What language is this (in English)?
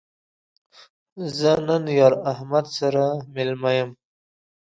Pashto